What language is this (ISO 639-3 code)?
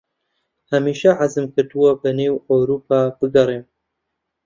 ckb